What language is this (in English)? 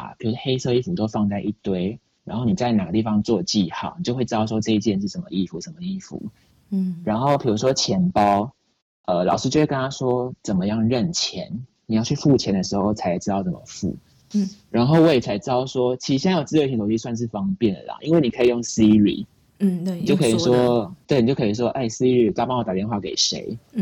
Chinese